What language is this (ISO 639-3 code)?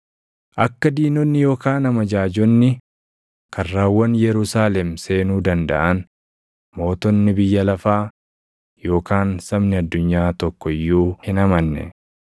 orm